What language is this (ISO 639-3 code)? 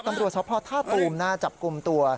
tha